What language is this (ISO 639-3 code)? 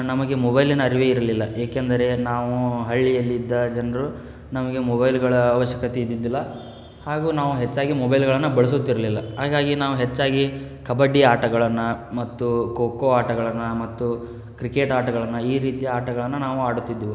kan